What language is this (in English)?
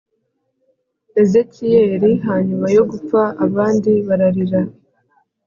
Kinyarwanda